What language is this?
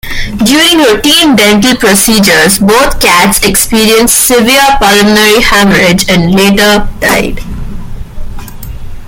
English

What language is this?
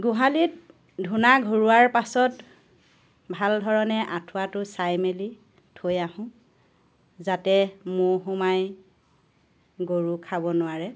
Assamese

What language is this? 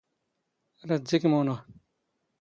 Standard Moroccan Tamazight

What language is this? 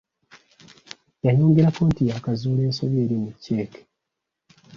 Ganda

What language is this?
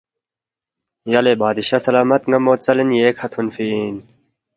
Balti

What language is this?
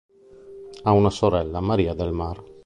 Italian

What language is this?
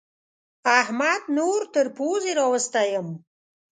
Pashto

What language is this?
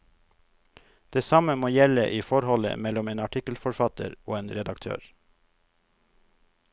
Norwegian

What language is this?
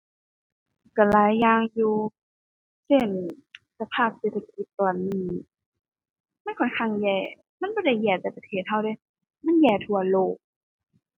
Thai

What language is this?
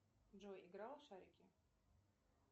Russian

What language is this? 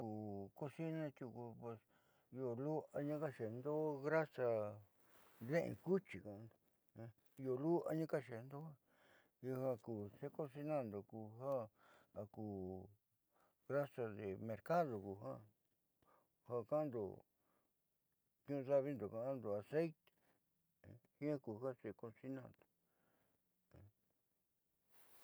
Southeastern Nochixtlán Mixtec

